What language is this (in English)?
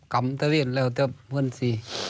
Thai